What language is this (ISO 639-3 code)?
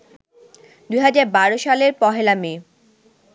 ben